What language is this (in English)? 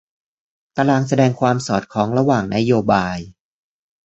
Thai